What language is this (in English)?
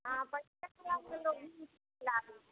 Maithili